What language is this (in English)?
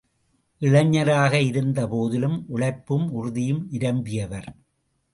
Tamil